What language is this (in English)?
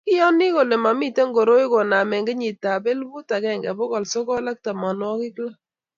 Kalenjin